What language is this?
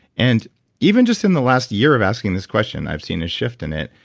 English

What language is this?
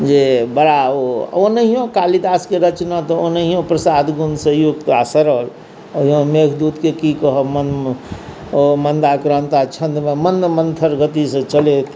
Maithili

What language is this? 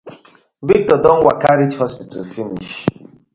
Nigerian Pidgin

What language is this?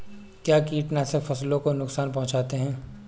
Hindi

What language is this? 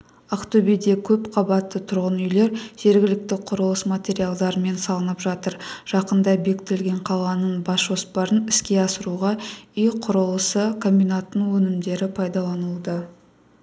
Kazakh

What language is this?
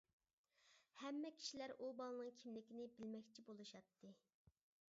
Uyghur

